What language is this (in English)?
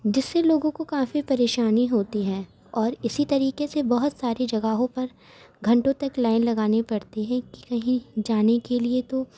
Urdu